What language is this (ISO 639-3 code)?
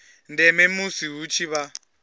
ven